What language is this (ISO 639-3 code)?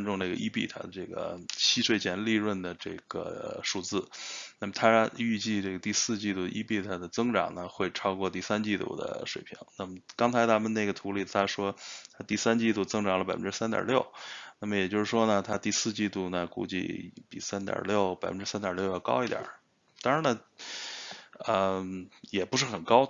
zho